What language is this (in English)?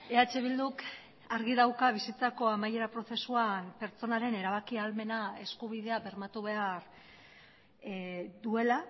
Basque